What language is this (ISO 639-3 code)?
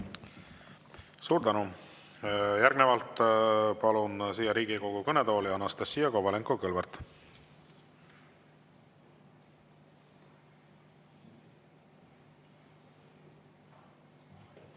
est